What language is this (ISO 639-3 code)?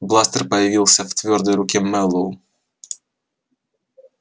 rus